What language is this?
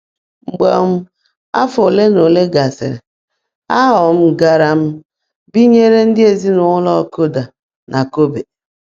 Igbo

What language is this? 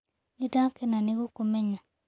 Kikuyu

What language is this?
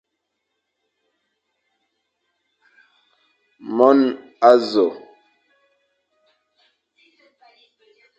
Fang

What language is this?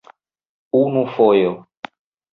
Esperanto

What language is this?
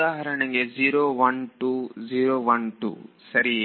Kannada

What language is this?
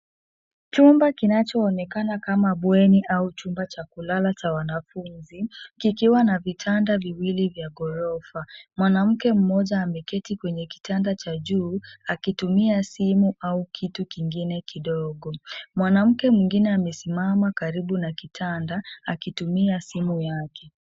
Swahili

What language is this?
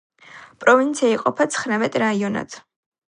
Georgian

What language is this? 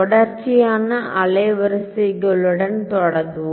Tamil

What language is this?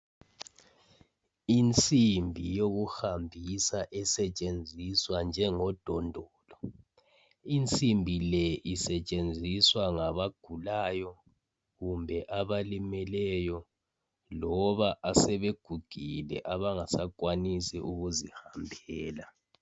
North Ndebele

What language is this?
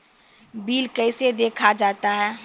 Maithili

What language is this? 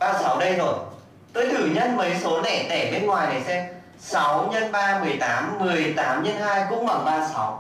Vietnamese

